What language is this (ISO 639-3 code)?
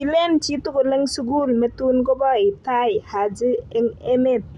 kln